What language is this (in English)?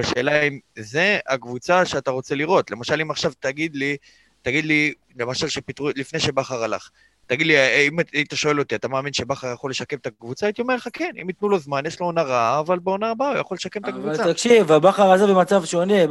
Hebrew